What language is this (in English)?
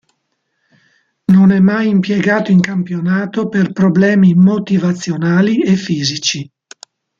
Italian